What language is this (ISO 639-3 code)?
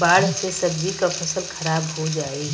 bho